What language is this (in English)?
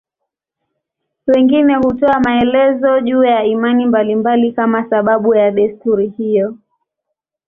Swahili